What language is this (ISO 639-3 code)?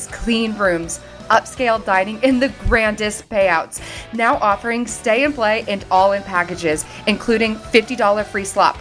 ita